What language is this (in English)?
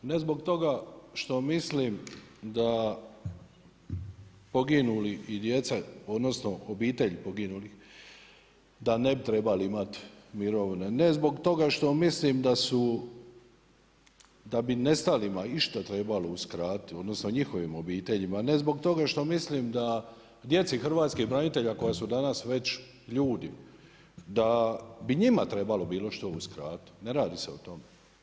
Croatian